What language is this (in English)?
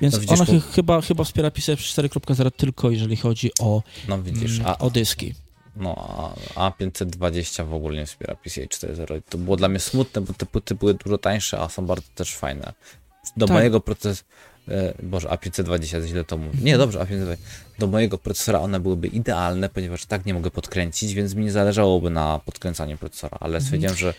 Polish